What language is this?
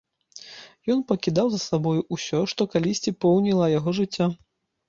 Belarusian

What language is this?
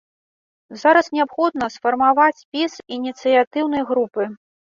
Belarusian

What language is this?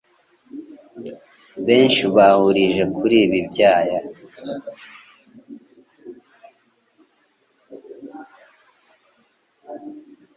Kinyarwanda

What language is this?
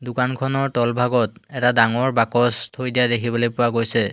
Assamese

